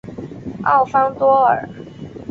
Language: Chinese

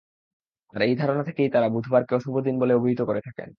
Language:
Bangla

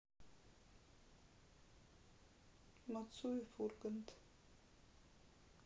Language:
Russian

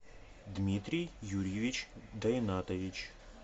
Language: Russian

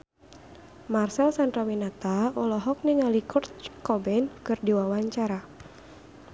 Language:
Sundanese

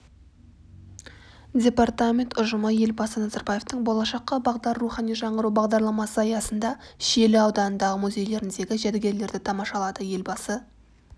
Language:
Kazakh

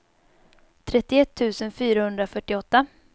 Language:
Swedish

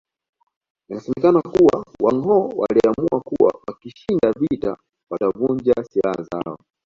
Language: Swahili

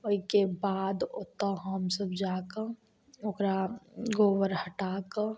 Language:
Maithili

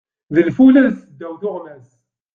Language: Kabyle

